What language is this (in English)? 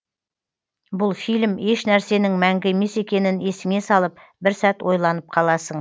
Kazakh